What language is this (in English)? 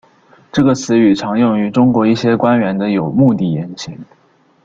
Chinese